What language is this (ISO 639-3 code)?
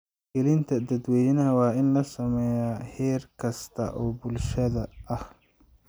som